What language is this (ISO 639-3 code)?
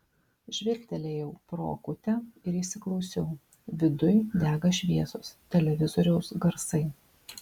lit